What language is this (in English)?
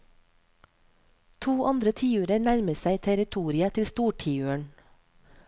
Norwegian